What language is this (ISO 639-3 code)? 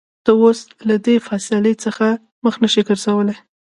pus